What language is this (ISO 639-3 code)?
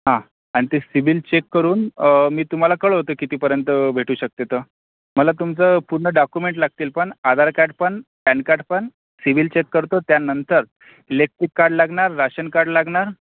mar